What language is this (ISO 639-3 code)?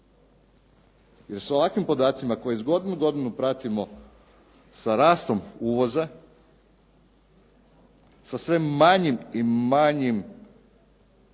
hrv